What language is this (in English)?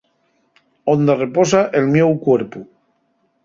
Asturian